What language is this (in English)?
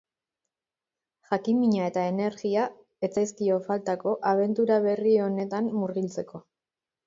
Basque